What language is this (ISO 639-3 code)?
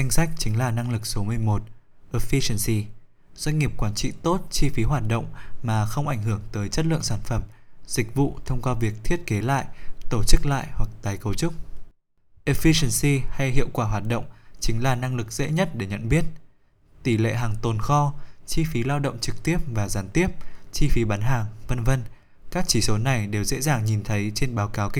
vie